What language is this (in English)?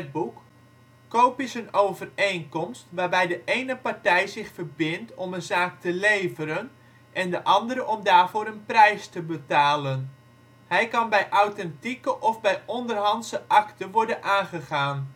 Dutch